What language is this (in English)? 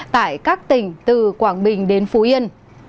Vietnamese